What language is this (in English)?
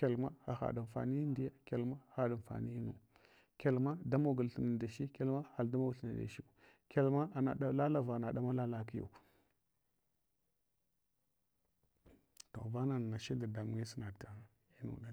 Hwana